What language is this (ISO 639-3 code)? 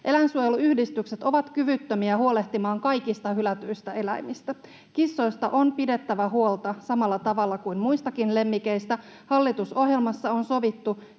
fin